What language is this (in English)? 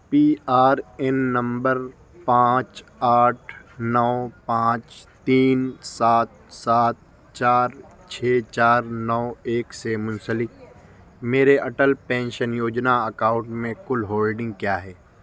Urdu